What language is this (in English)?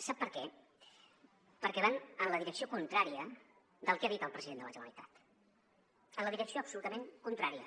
Catalan